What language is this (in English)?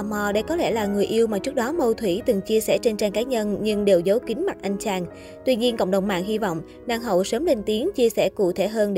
Vietnamese